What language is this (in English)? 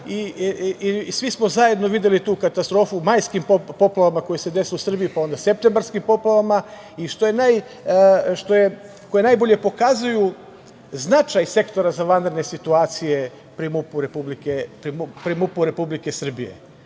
Serbian